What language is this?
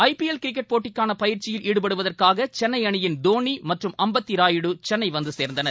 Tamil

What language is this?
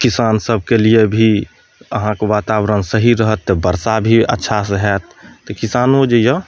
Maithili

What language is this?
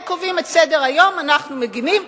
Hebrew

